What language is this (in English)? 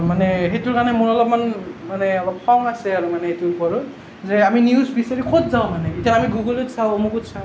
Assamese